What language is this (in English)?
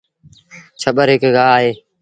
Sindhi Bhil